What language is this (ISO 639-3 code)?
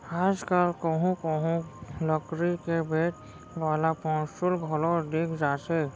hne